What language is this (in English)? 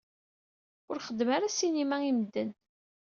Kabyle